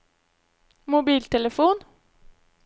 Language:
Norwegian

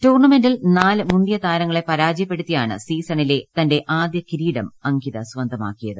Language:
Malayalam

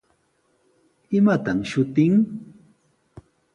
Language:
Sihuas Ancash Quechua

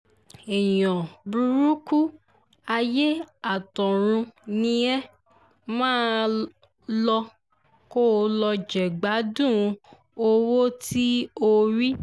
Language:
Yoruba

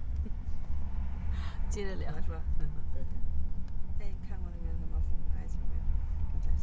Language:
Chinese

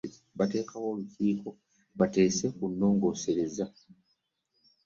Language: Ganda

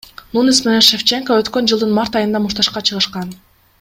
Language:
Kyrgyz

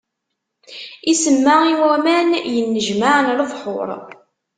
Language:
Kabyle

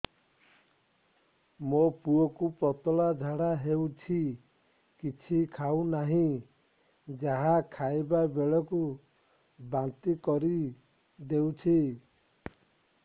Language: Odia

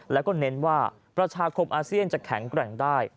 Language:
Thai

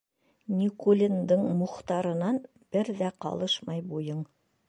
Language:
Bashkir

